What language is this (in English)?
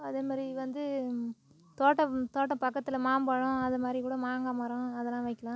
Tamil